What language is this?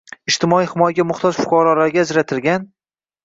Uzbek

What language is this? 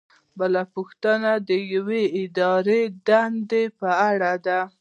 Pashto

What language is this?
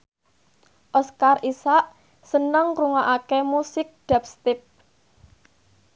Javanese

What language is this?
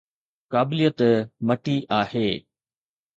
Sindhi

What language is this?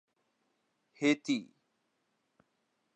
Urdu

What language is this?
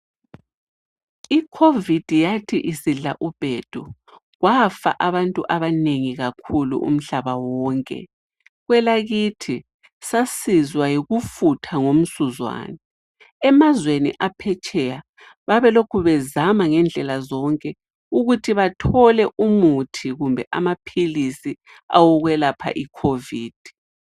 North Ndebele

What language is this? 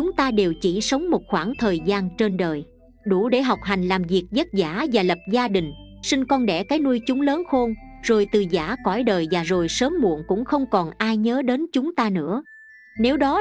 Vietnamese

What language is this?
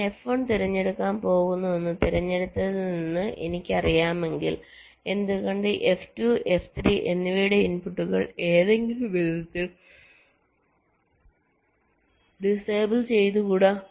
Malayalam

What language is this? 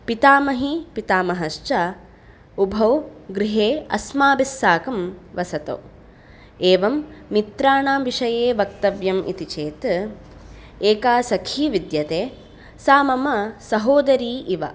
Sanskrit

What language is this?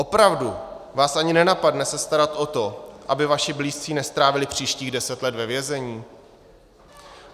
Czech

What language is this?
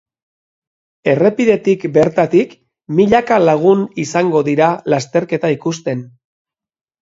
Basque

